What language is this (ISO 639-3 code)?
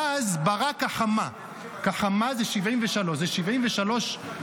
heb